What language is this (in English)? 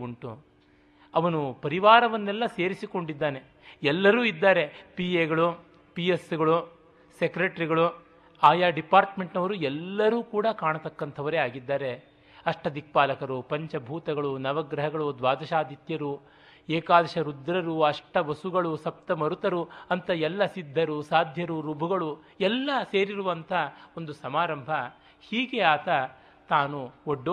Kannada